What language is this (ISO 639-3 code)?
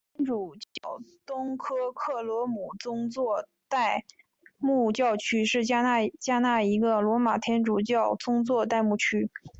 zho